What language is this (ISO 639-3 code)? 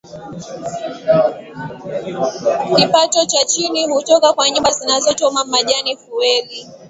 swa